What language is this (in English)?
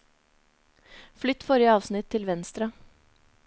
Norwegian